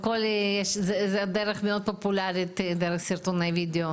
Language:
Hebrew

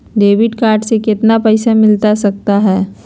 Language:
Magahi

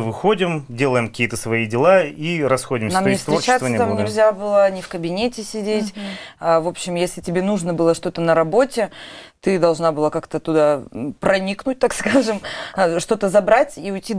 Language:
Russian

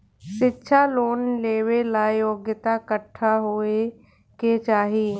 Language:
Bhojpuri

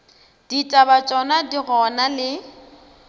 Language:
Northern Sotho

